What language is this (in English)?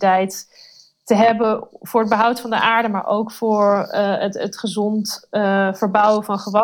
Dutch